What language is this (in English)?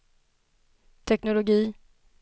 Swedish